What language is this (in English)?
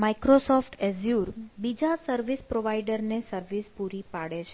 Gujarati